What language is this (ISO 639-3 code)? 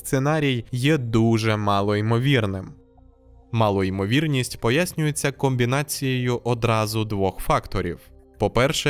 ukr